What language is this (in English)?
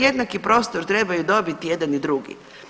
Croatian